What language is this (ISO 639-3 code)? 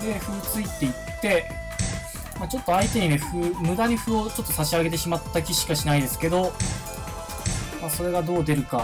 jpn